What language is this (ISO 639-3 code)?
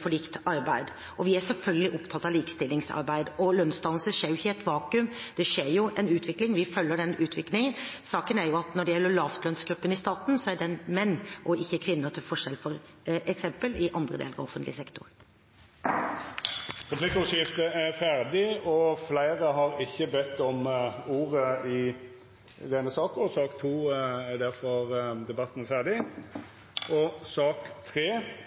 nor